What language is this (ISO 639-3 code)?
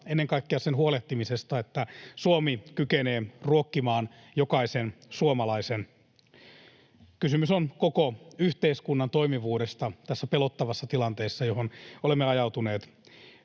fin